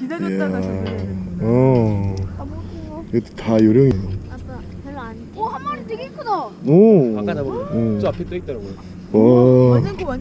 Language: Korean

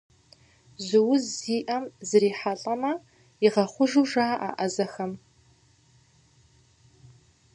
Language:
Kabardian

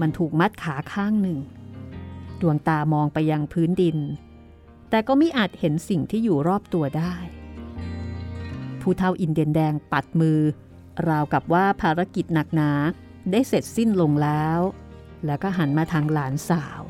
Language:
Thai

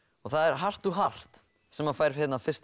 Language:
Icelandic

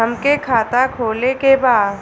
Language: Bhojpuri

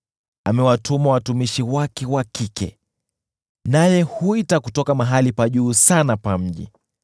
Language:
Swahili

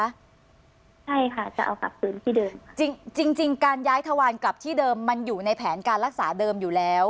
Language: Thai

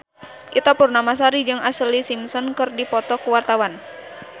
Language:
Sundanese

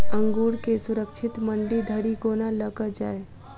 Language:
Maithili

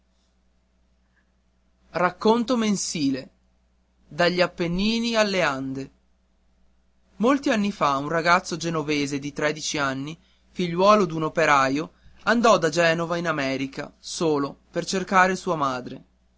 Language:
Italian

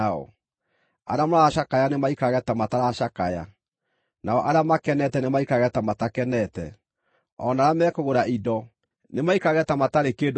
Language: Kikuyu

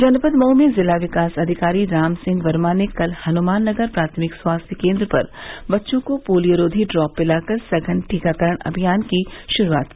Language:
Hindi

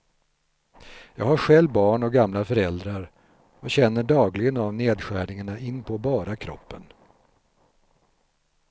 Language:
Swedish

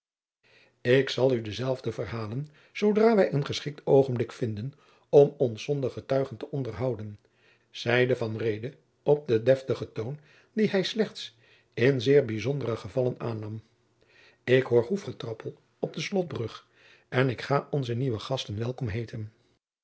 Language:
Dutch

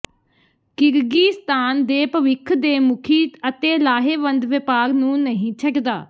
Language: Punjabi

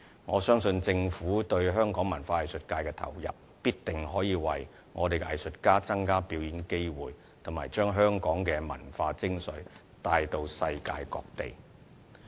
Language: Cantonese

